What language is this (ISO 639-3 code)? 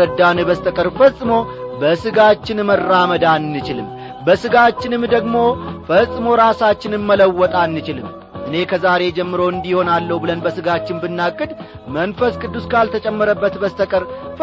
amh